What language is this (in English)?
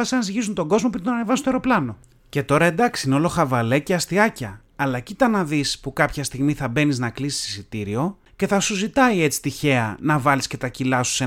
Greek